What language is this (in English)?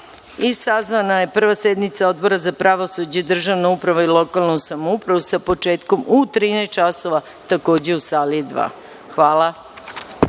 Serbian